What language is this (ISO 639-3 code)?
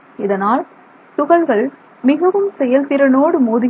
tam